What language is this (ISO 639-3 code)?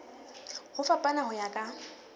sot